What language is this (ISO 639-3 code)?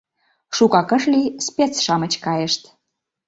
chm